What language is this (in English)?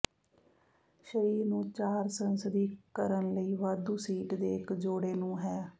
Punjabi